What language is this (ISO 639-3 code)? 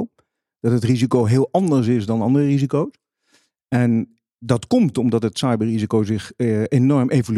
nld